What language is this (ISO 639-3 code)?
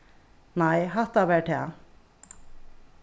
fao